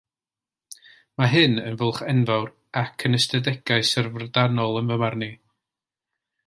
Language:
Welsh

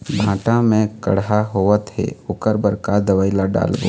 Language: Chhattisgarhi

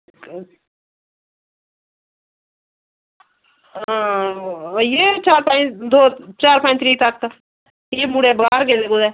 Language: Dogri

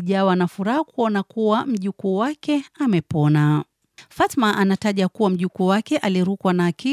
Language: Swahili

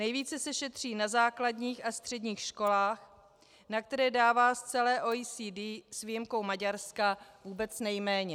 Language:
Czech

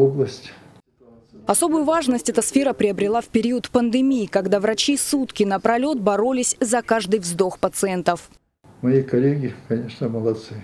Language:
Russian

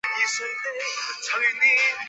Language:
Chinese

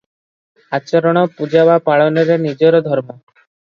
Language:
Odia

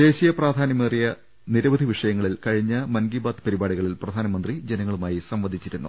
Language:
Malayalam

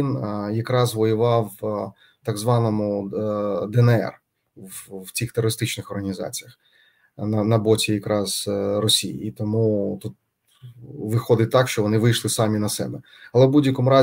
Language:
Ukrainian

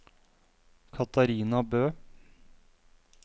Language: Norwegian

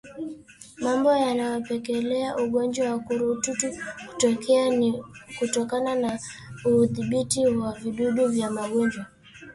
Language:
Swahili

